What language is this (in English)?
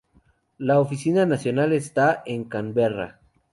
Spanish